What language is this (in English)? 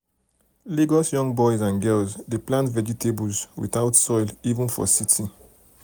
Nigerian Pidgin